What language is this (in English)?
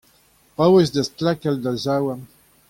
Breton